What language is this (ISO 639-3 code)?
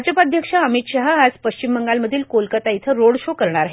mar